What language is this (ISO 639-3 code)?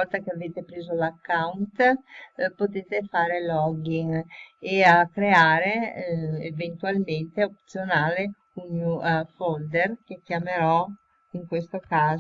ita